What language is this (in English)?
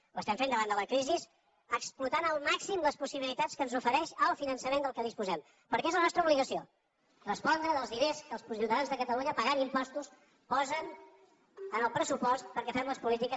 Catalan